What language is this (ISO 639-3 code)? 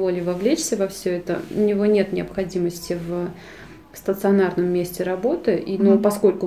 rus